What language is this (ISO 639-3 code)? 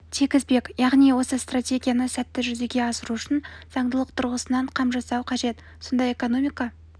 kaz